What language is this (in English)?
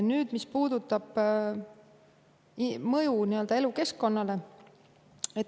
Estonian